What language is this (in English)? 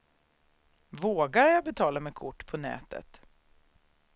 Swedish